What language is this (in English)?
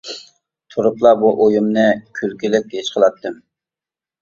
Uyghur